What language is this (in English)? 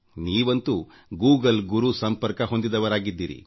Kannada